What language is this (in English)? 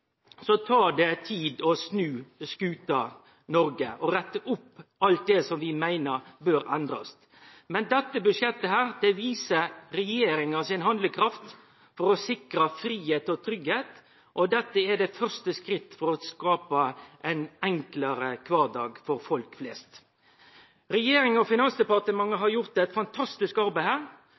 Norwegian Nynorsk